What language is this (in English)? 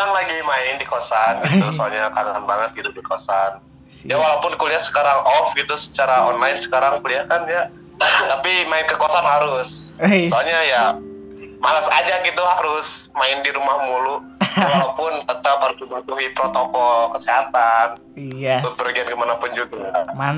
Indonesian